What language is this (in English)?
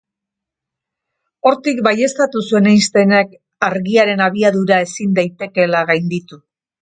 Basque